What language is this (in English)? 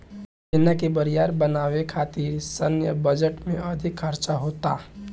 Bhojpuri